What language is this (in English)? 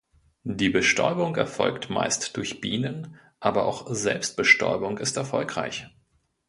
German